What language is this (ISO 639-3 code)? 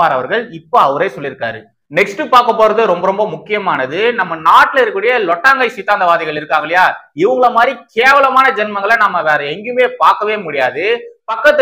tam